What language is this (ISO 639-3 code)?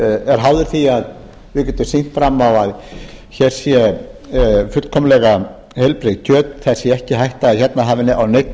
isl